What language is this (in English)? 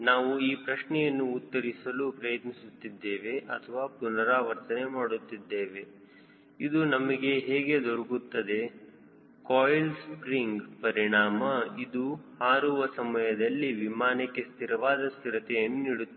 Kannada